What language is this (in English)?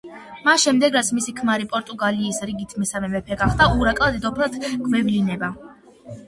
Georgian